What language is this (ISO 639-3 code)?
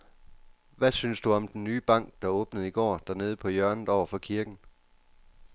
dan